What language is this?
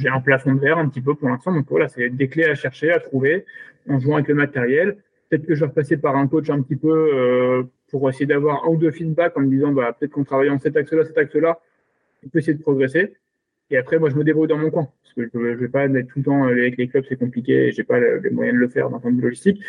French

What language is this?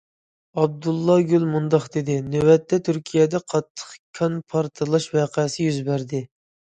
Uyghur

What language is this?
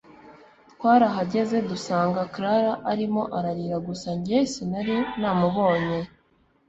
Kinyarwanda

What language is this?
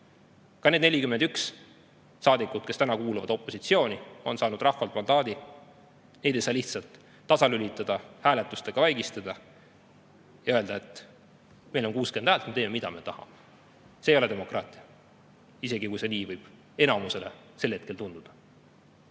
Estonian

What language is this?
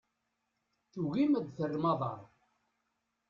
Kabyle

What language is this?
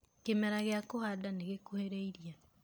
Kikuyu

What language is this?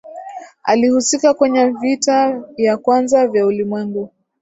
Swahili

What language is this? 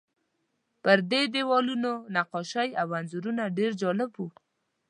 Pashto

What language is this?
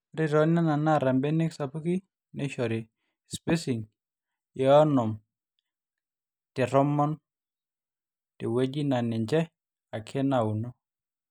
Masai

